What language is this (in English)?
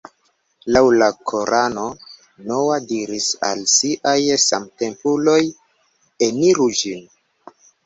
Esperanto